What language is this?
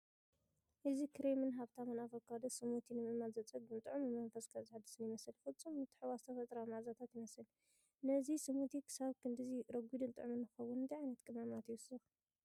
Tigrinya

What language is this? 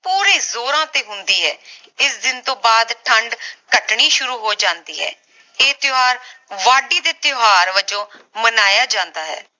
Punjabi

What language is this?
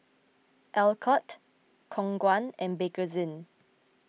English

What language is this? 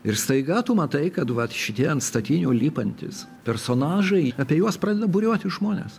Lithuanian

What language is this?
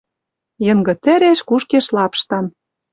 Western Mari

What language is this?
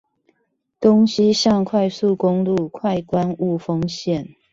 Chinese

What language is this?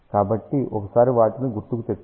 Telugu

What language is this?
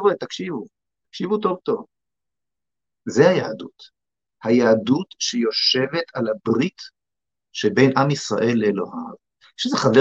Hebrew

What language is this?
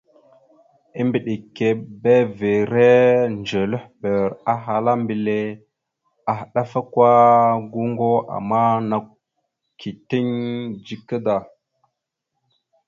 Mada (Cameroon)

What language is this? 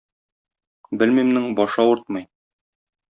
Tatar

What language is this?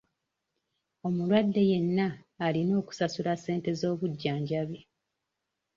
Ganda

